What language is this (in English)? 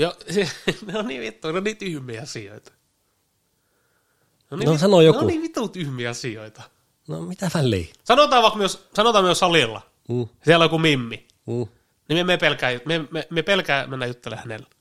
Finnish